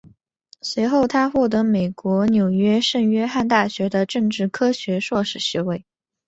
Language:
Chinese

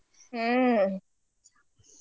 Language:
Kannada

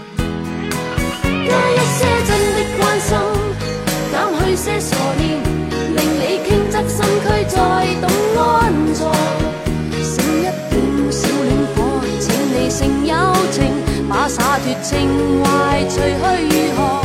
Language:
Chinese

